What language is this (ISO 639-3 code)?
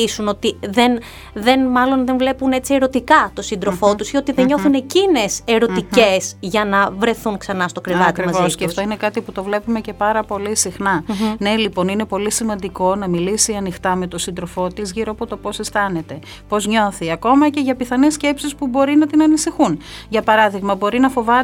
ell